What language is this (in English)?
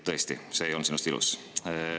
Estonian